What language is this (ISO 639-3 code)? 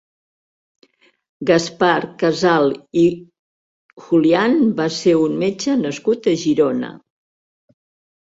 cat